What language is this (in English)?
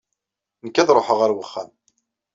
Kabyle